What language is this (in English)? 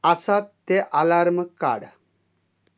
Konkani